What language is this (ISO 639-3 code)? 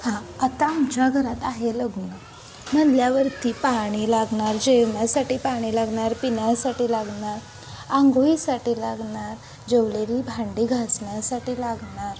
mar